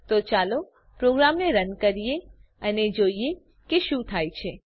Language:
Gujarati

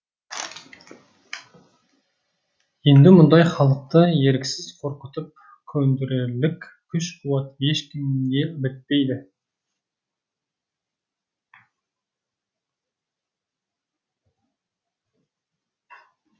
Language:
Kazakh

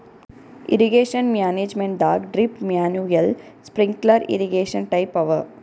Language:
Kannada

